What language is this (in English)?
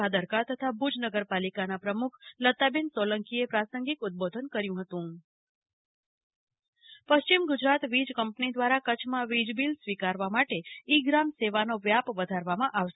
Gujarati